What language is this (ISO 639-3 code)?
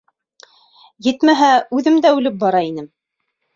bak